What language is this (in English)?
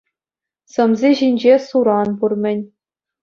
Chuvash